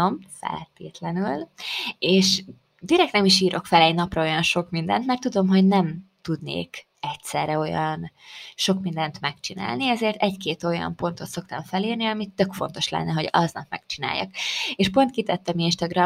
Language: Hungarian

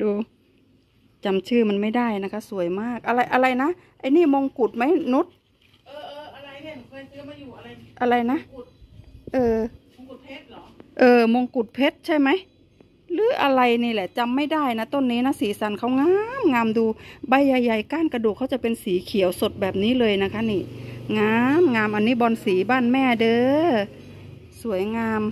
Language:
Thai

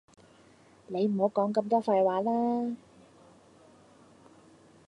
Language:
Cantonese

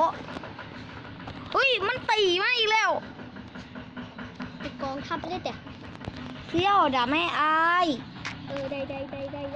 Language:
Thai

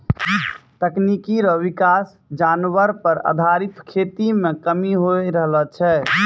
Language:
Maithili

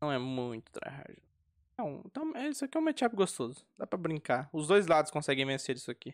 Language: Portuguese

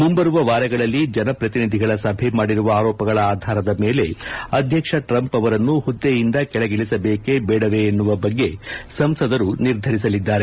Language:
Kannada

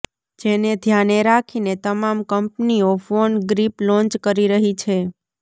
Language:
Gujarati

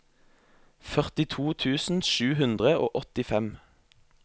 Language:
Norwegian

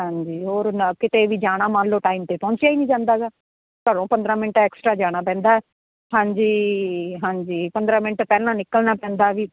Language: Punjabi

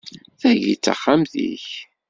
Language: Kabyle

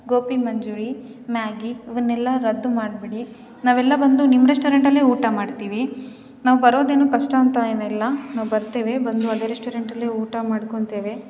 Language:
Kannada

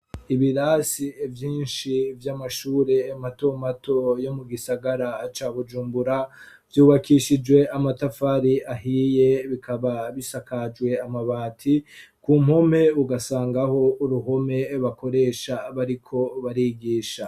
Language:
Rundi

